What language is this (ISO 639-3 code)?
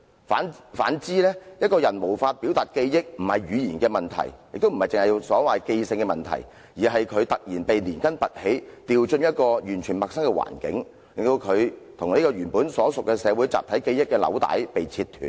yue